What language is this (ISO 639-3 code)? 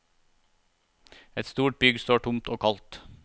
nor